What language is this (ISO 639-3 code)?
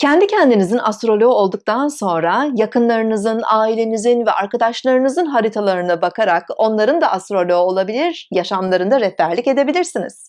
tur